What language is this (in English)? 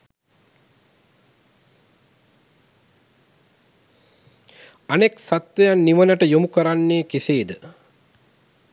Sinhala